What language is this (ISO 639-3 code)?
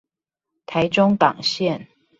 zho